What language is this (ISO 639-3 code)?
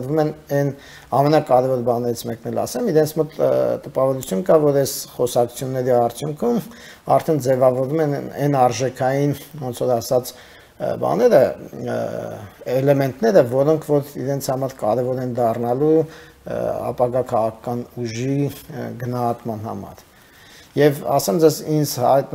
ron